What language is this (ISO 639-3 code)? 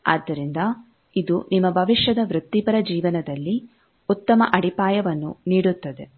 kan